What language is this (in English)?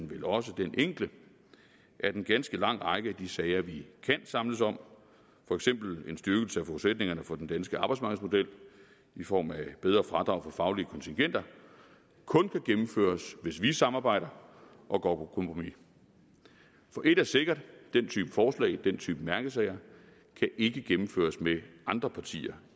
Danish